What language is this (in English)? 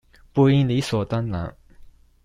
Chinese